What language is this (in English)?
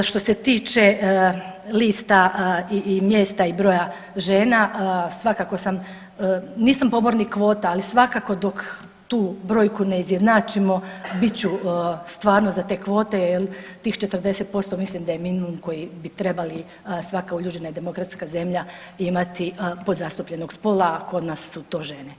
Croatian